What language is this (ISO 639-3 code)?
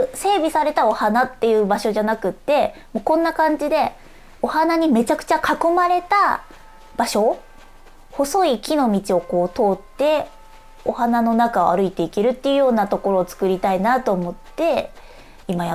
jpn